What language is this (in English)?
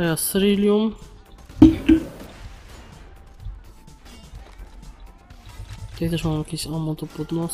Polish